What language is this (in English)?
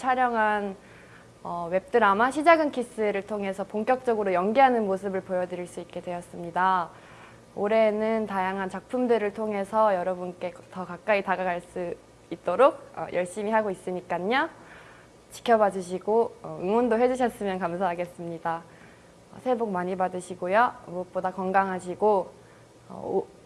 Korean